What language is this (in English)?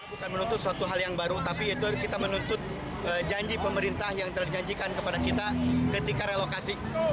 Indonesian